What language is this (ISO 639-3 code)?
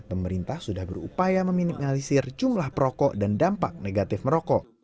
ind